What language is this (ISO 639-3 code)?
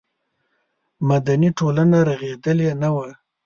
pus